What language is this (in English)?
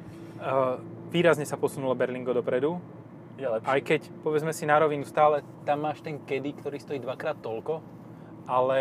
Slovak